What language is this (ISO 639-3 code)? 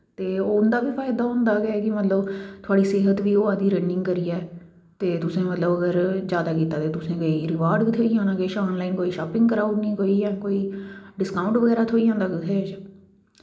doi